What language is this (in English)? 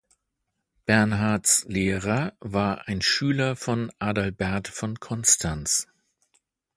German